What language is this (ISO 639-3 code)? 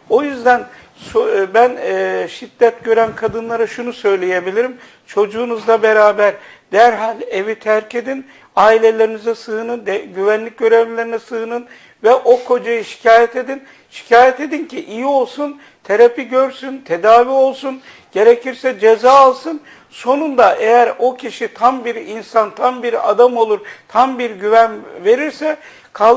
tur